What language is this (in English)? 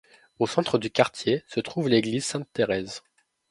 French